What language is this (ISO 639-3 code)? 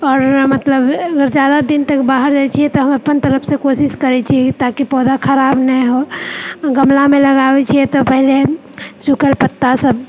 mai